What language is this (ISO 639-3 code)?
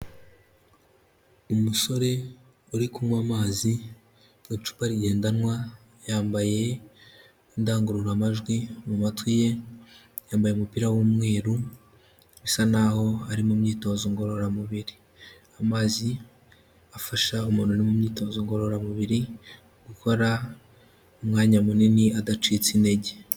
kin